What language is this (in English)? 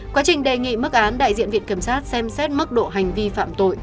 Vietnamese